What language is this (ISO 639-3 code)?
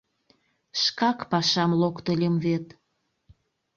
chm